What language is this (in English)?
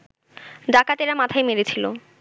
Bangla